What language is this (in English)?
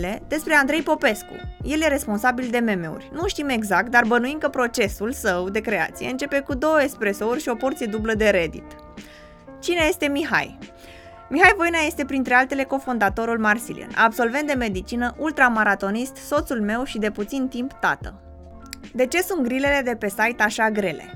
Romanian